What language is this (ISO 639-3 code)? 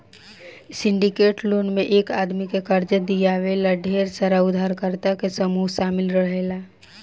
bho